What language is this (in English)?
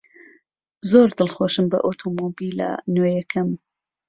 Central Kurdish